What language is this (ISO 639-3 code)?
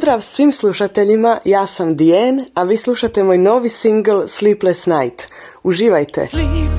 hrv